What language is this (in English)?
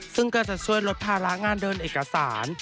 Thai